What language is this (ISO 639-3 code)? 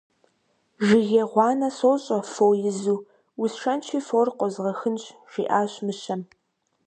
kbd